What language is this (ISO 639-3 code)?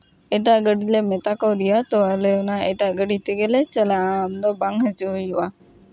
sat